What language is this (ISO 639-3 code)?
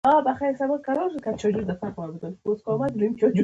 pus